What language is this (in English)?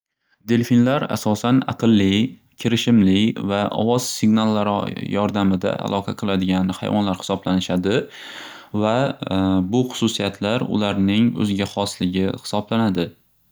Uzbek